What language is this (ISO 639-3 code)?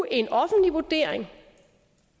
dan